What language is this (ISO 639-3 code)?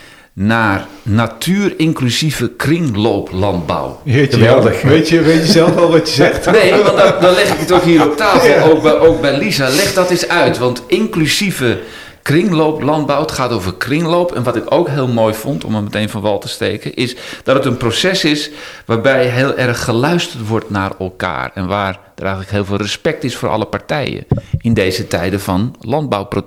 nld